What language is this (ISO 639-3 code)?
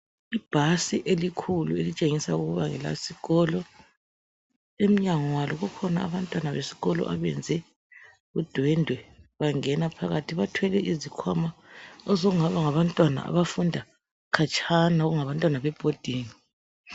nde